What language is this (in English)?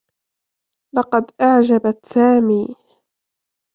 Arabic